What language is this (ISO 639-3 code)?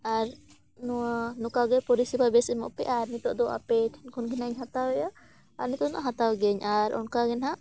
sat